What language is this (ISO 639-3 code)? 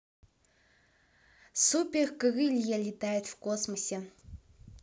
rus